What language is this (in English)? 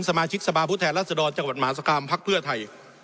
Thai